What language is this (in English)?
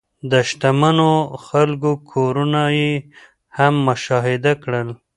Pashto